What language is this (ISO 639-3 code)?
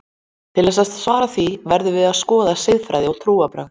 isl